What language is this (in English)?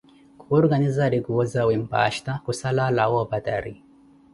Koti